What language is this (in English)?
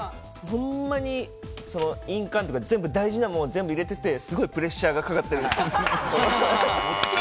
Japanese